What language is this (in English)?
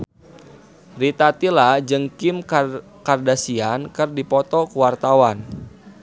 Sundanese